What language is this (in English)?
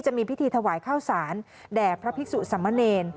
Thai